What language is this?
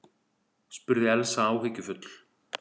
Icelandic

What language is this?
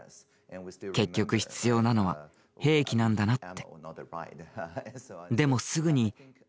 Japanese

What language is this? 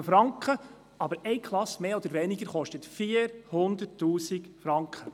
Swiss German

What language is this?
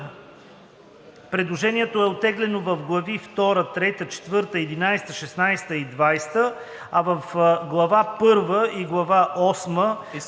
Bulgarian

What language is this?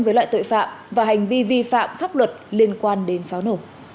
Vietnamese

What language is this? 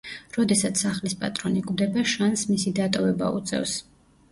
Georgian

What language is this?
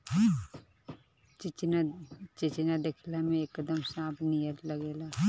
Bhojpuri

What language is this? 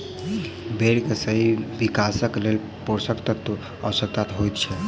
Maithili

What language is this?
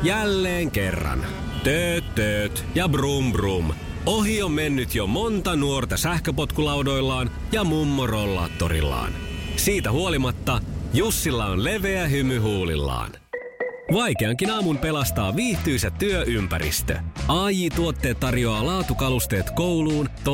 Finnish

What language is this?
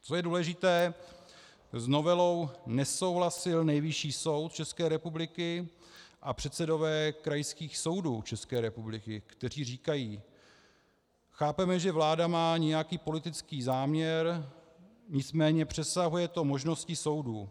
Czech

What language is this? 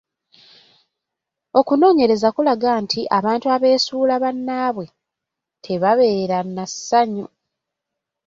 Ganda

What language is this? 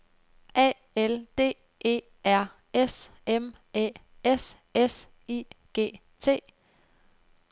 Danish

